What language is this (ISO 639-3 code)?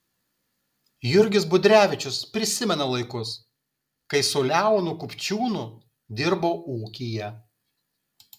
lit